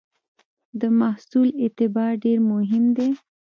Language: Pashto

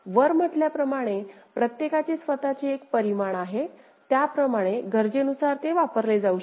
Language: Marathi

